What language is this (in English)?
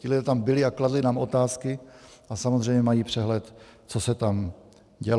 Czech